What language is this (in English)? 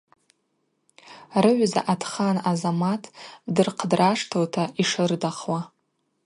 Abaza